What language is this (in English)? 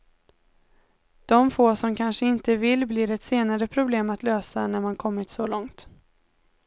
Swedish